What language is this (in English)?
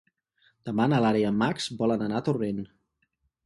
Catalan